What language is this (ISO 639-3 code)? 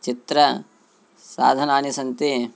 san